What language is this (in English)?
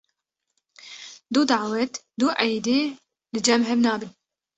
Kurdish